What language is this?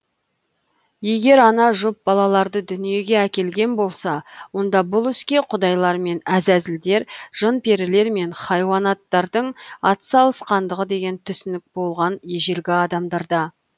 Kazakh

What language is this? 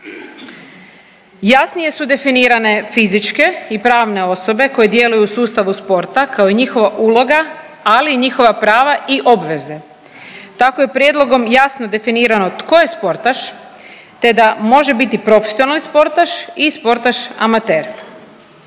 Croatian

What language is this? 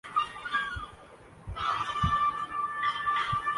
Urdu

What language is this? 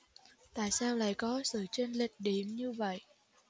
Vietnamese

